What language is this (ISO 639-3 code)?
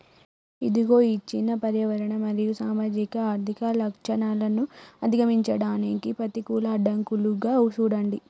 tel